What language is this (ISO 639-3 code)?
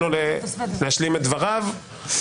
heb